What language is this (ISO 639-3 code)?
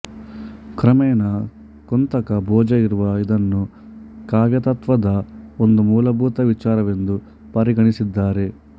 kan